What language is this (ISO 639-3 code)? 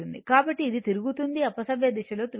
tel